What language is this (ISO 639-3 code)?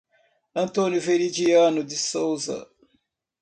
por